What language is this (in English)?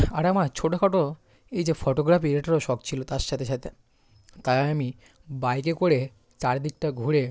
Bangla